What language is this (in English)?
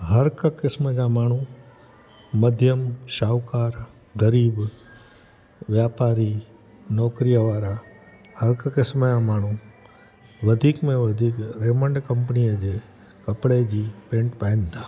Sindhi